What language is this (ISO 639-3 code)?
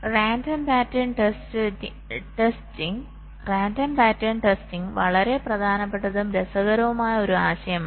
mal